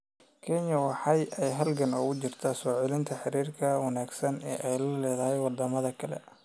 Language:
Somali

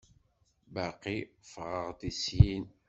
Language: Kabyle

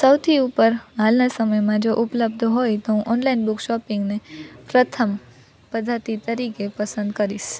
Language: Gujarati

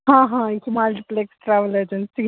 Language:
Kashmiri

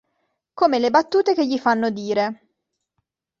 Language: Italian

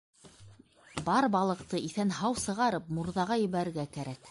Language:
Bashkir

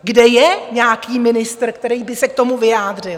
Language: Czech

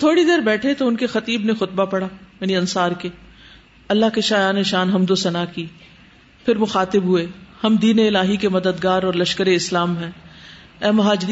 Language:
Urdu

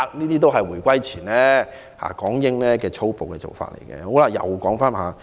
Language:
Cantonese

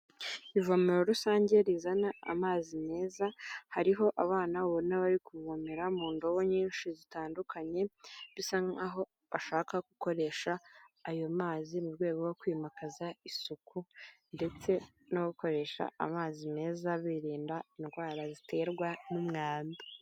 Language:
Kinyarwanda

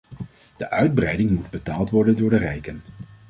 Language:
Dutch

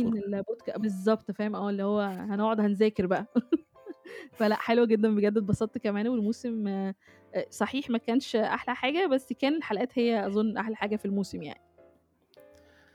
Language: Arabic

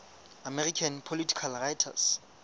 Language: Southern Sotho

